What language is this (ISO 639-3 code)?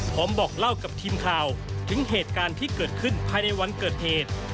tha